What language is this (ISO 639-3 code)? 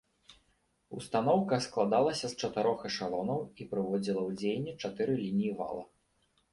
bel